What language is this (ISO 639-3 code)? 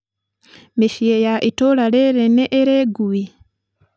kik